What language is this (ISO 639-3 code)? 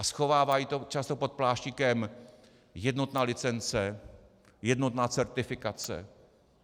ces